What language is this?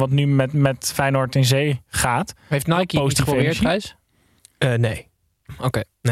Dutch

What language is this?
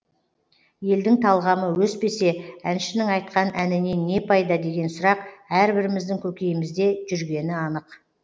Kazakh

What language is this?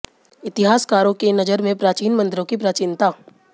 Hindi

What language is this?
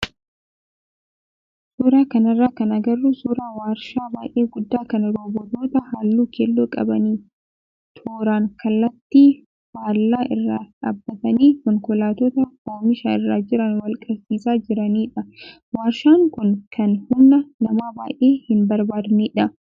Oromo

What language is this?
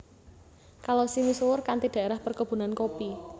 Javanese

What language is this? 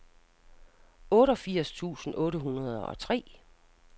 Danish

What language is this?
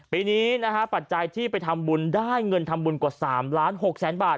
Thai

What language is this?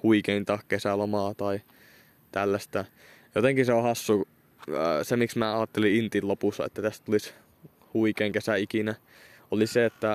Finnish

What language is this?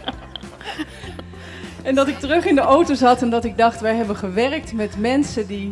Dutch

